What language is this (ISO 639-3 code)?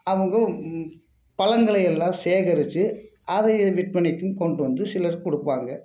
tam